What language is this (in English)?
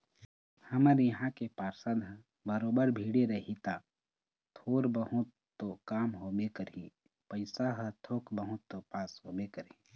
Chhattisgarhi